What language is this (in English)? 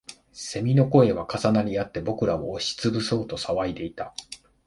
Japanese